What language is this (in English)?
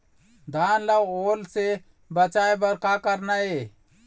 Chhattisgarhi